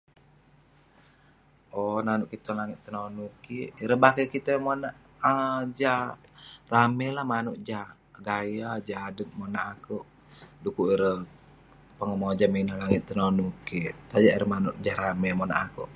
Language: Western Penan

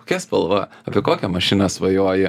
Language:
Lithuanian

